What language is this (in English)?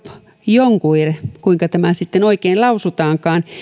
Finnish